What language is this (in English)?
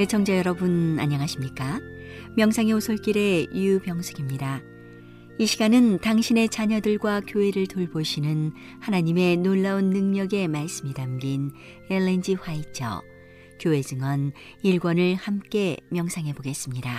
Korean